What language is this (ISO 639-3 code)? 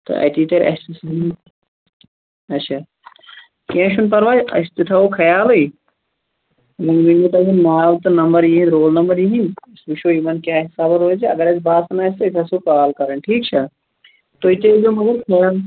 kas